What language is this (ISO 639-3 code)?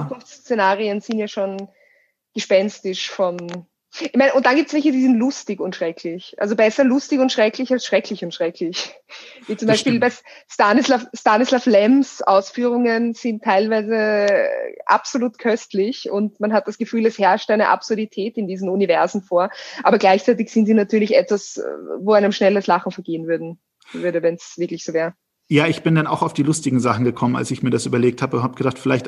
deu